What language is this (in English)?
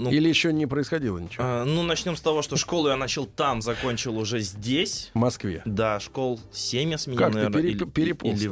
Russian